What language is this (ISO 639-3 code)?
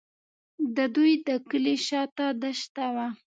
pus